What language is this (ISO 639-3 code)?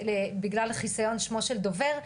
heb